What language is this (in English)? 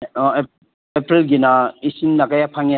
Manipuri